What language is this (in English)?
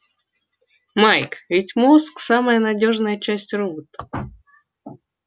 Russian